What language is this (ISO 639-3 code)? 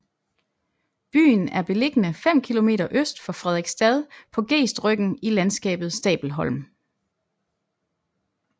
dan